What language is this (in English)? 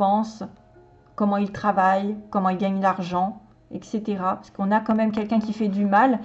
French